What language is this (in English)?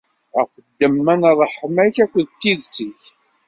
Kabyle